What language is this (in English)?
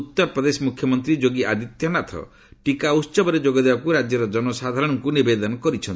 Odia